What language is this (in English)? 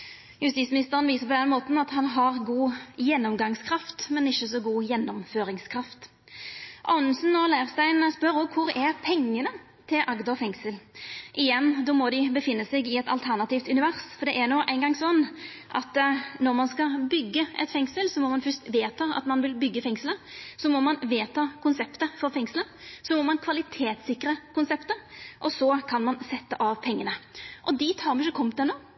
Norwegian Nynorsk